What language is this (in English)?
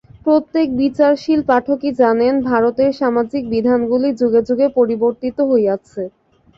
Bangla